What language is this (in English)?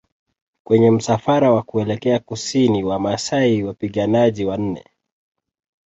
Swahili